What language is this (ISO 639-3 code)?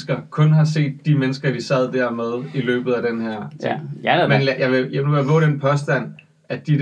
dan